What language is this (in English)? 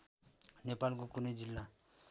Nepali